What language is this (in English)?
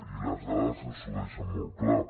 Catalan